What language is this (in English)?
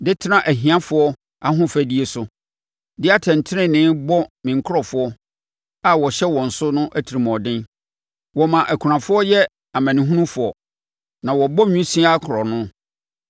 Akan